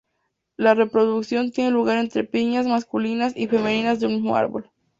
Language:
Spanish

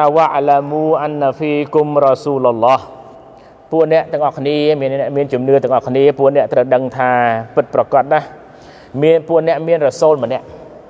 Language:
Thai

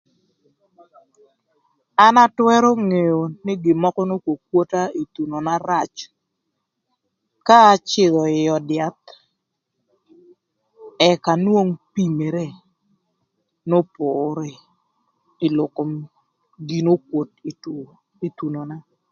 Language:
Thur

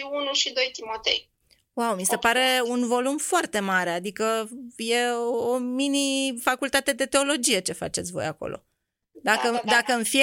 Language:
Romanian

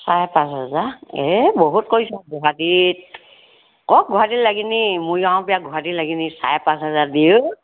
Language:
Assamese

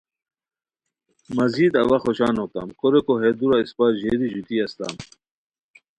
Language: Khowar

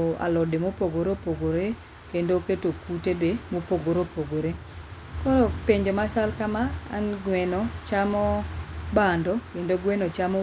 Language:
Luo (Kenya and Tanzania)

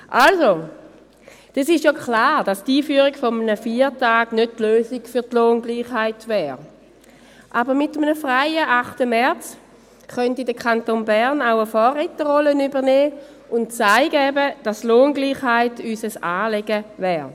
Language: Swiss German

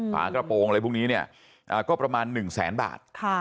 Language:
Thai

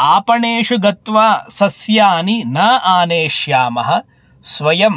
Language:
Sanskrit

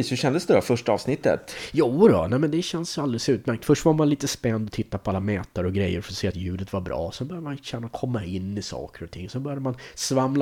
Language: Swedish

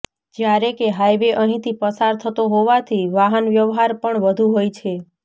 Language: Gujarati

